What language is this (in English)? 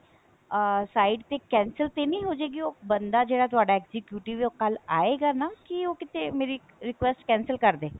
Punjabi